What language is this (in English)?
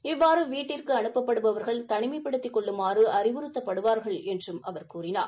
Tamil